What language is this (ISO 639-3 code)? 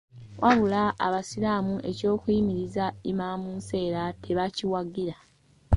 lug